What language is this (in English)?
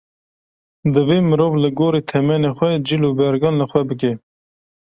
Kurdish